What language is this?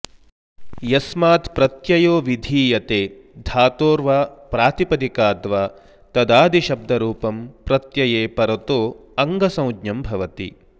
Sanskrit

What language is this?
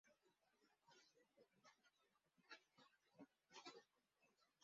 Bangla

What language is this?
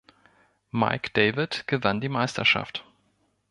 German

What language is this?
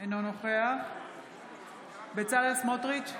Hebrew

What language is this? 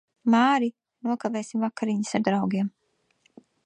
Latvian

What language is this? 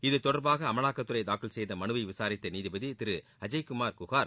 Tamil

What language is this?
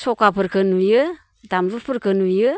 Bodo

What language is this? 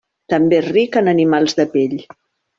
Catalan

